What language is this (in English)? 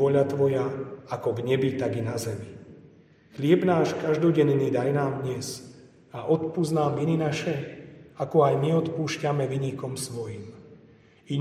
Slovak